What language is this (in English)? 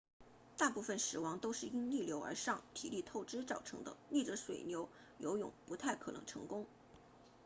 Chinese